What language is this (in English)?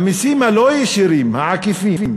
Hebrew